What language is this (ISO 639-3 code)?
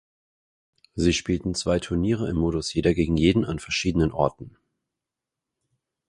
deu